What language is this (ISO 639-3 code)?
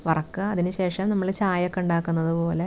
mal